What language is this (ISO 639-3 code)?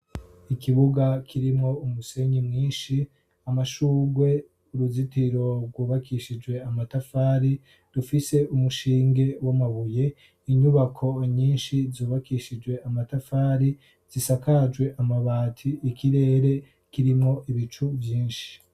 run